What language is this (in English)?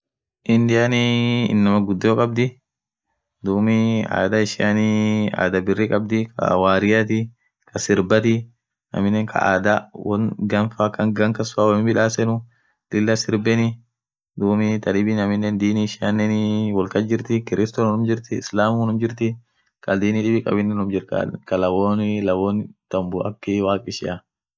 Orma